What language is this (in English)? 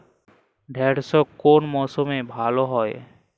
Bangla